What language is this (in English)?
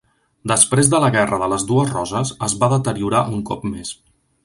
Catalan